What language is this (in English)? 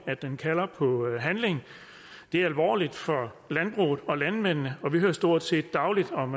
Danish